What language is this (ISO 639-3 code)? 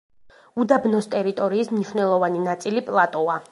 kat